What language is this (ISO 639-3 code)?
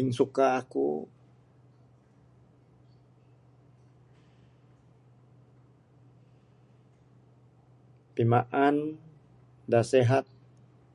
sdo